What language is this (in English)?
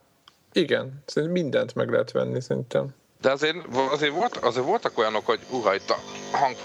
Hungarian